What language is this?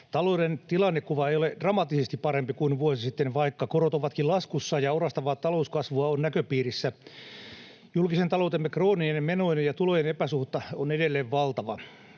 Finnish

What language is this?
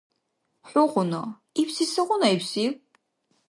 Dargwa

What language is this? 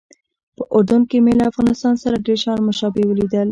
Pashto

